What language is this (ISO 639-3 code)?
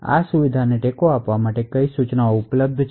guj